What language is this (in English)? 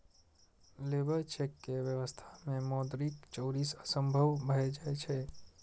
Maithili